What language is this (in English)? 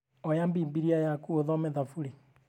Kikuyu